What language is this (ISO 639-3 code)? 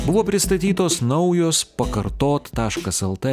lit